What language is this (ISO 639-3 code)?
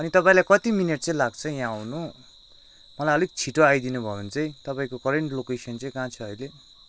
nep